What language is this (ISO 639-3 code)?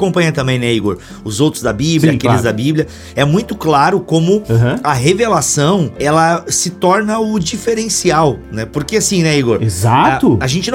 por